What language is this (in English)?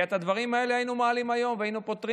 Hebrew